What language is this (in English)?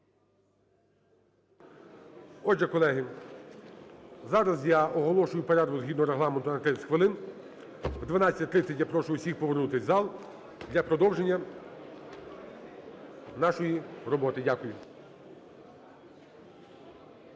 Ukrainian